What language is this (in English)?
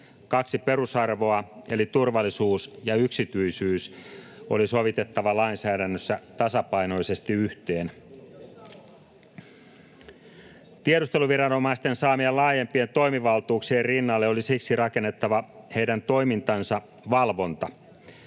Finnish